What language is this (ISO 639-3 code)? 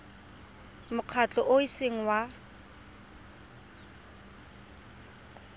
tsn